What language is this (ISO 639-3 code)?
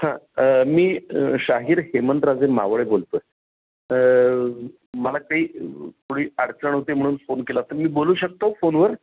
mar